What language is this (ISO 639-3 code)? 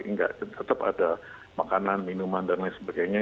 ind